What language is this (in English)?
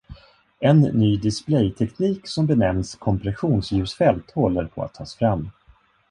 Swedish